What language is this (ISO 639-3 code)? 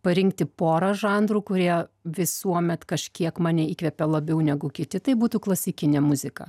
lit